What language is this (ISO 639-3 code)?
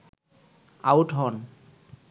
ben